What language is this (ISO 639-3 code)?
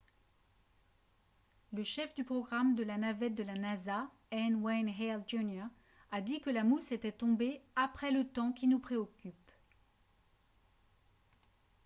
fra